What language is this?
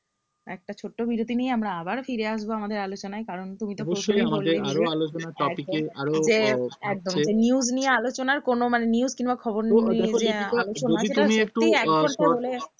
Bangla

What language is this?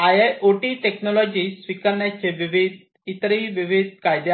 Marathi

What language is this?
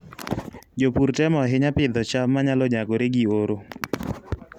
Luo (Kenya and Tanzania)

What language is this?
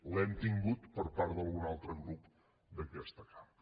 Catalan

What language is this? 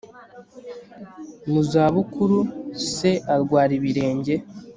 Kinyarwanda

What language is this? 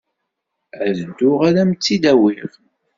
Kabyle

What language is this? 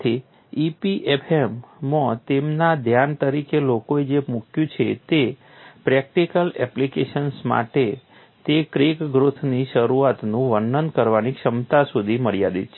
Gujarati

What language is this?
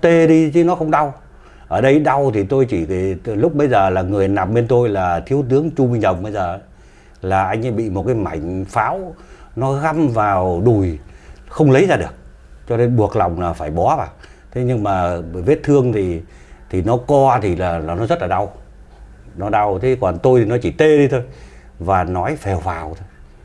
Vietnamese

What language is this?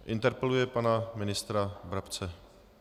Czech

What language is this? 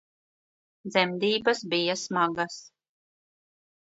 Latvian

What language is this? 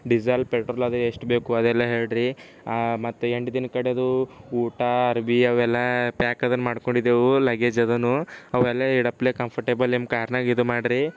Kannada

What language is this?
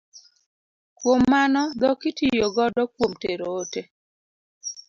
Luo (Kenya and Tanzania)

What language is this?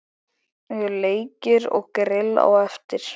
Icelandic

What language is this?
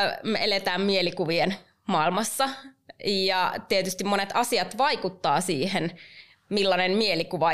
Finnish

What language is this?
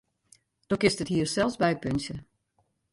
Western Frisian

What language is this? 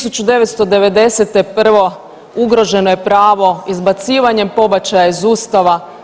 Croatian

